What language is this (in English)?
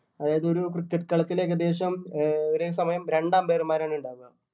Malayalam